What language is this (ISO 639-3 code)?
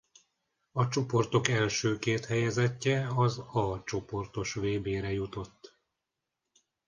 hun